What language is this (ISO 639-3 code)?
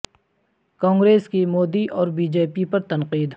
urd